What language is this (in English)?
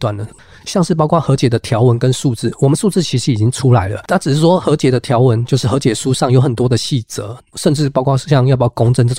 Chinese